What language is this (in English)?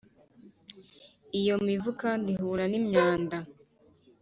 Kinyarwanda